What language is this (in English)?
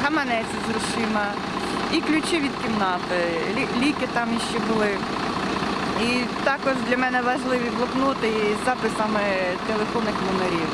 Russian